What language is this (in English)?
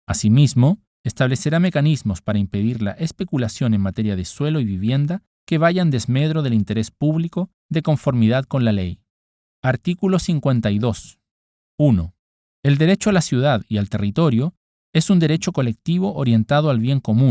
Spanish